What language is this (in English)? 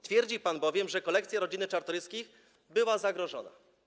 Polish